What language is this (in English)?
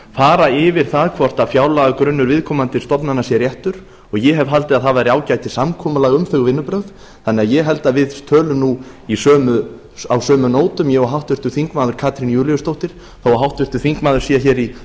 Icelandic